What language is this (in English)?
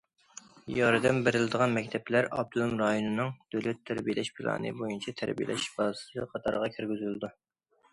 Uyghur